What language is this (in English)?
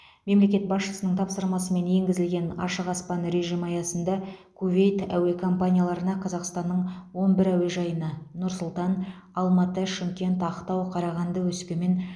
Kazakh